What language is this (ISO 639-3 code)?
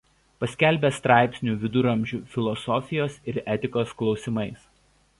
lit